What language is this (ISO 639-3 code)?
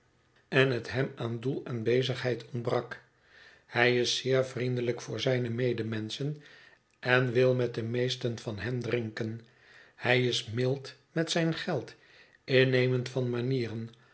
nld